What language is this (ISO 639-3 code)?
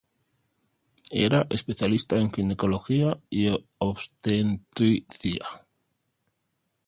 spa